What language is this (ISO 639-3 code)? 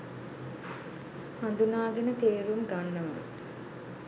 sin